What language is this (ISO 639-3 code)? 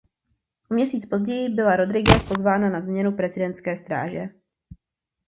ces